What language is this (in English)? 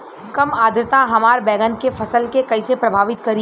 Bhojpuri